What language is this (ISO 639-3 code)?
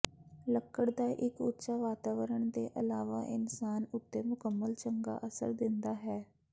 pan